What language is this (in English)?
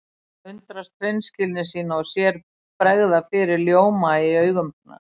Icelandic